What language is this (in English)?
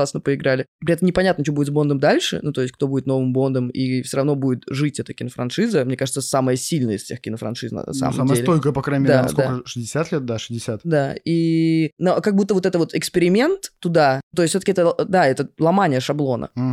Russian